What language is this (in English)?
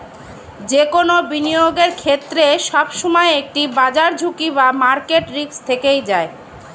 Bangla